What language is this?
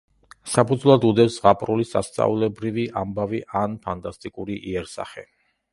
Georgian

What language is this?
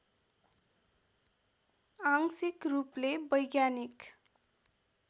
Nepali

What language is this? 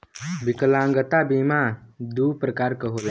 Bhojpuri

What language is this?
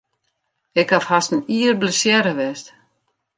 Western Frisian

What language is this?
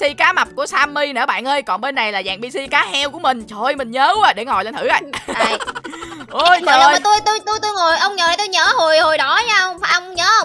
Vietnamese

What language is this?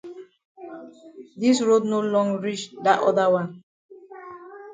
Cameroon Pidgin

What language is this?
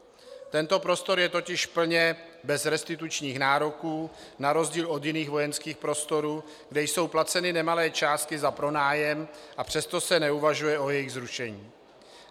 Czech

